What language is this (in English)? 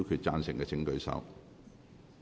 Cantonese